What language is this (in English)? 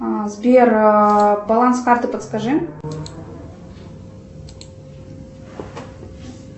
Russian